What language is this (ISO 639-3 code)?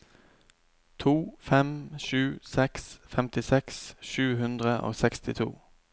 nor